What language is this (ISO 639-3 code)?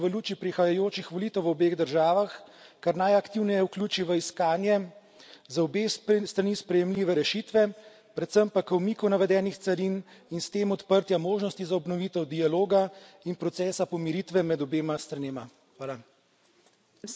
slv